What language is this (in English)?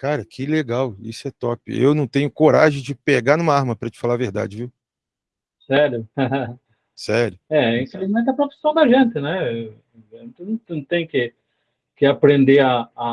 Portuguese